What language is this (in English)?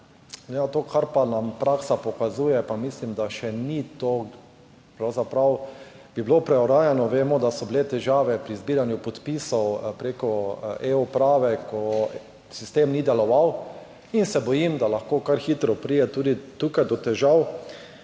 Slovenian